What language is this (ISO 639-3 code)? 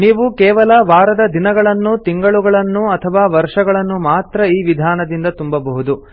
kan